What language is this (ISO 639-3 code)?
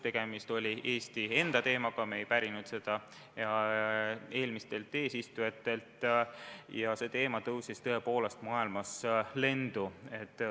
est